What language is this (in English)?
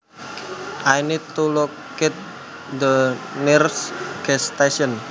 Javanese